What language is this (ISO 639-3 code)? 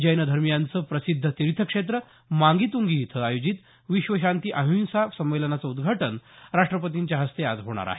mar